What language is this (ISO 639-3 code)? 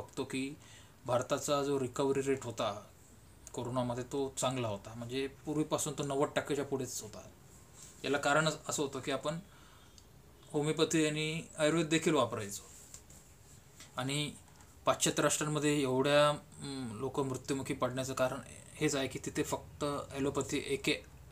hin